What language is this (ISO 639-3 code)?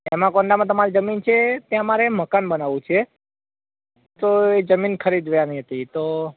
guj